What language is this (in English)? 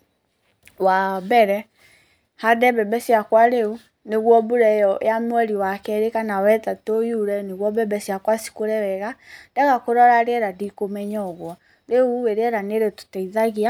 Kikuyu